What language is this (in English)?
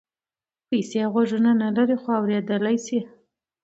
Pashto